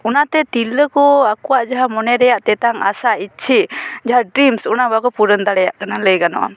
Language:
Santali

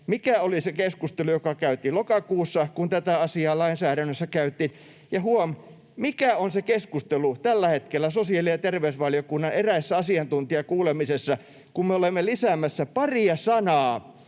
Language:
Finnish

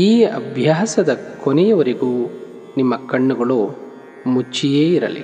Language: Kannada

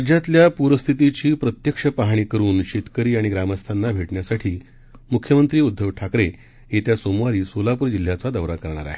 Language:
Marathi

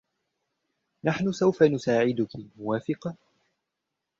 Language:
Arabic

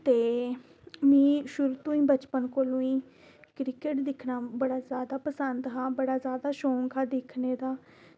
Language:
Dogri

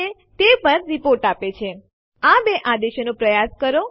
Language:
Gujarati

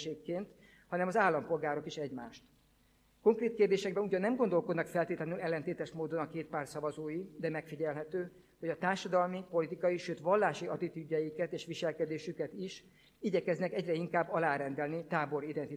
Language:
Hungarian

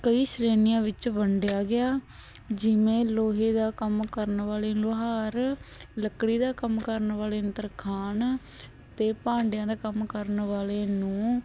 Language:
Punjabi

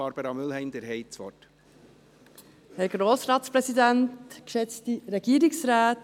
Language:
Swiss German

